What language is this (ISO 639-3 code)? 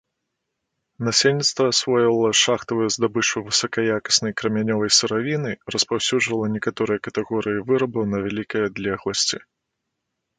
bel